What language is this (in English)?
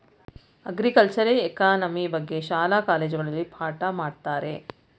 Kannada